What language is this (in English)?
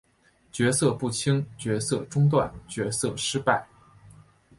Chinese